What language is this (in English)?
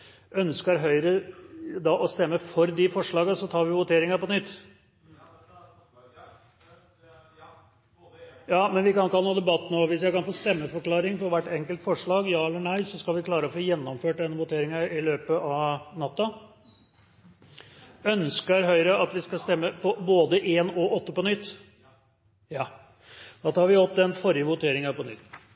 Norwegian